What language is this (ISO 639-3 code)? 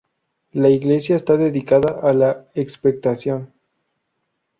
spa